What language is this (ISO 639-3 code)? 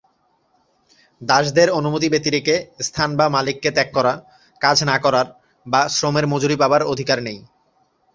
ben